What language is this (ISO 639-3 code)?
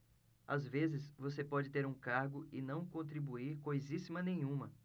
por